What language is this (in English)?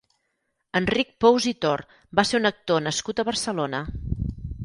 Catalan